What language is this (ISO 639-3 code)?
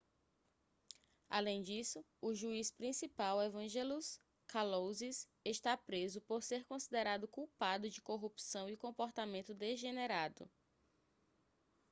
por